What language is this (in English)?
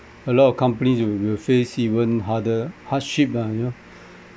English